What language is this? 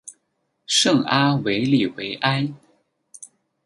Chinese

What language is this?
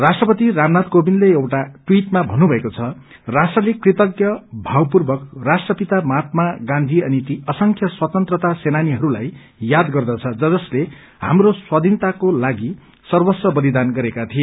Nepali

